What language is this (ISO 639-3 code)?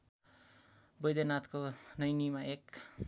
nep